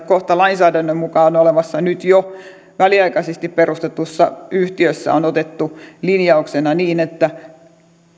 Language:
Finnish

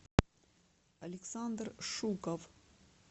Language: Russian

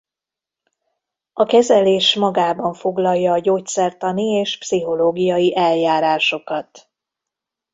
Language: Hungarian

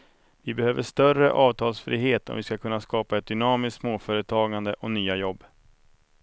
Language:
Swedish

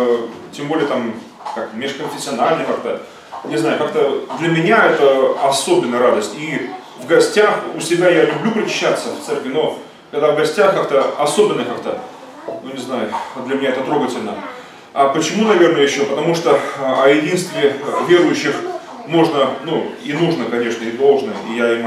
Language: Russian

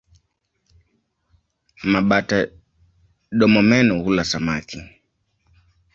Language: Swahili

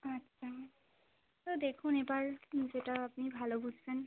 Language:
Bangla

